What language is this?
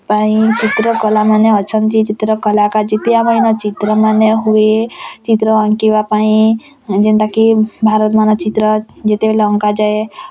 Odia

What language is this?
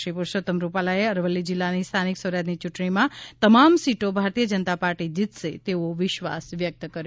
Gujarati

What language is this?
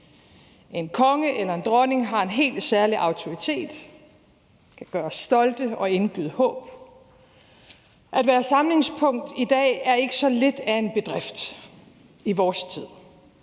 Danish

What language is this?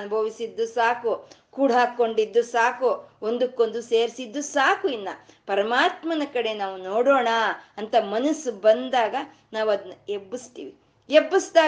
Kannada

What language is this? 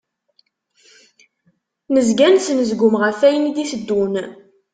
Kabyle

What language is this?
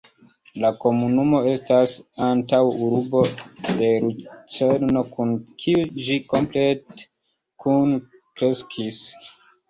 Esperanto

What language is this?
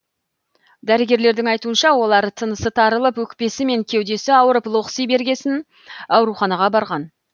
Kazakh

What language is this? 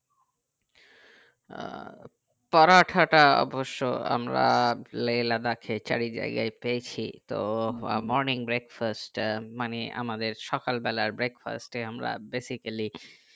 Bangla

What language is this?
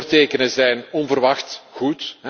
Dutch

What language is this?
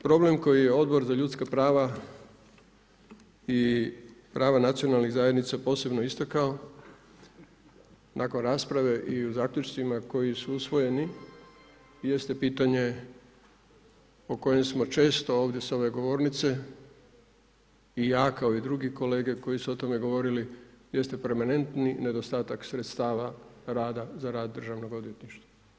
Croatian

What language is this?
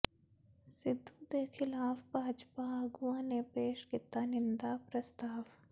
Punjabi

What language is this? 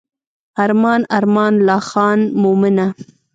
Pashto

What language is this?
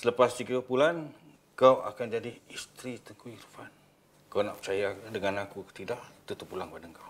Malay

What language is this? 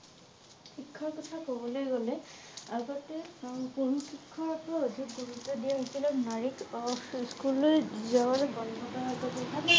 Assamese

